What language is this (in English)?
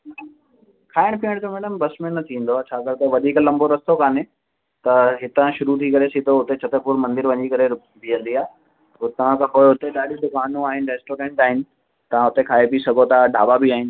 Sindhi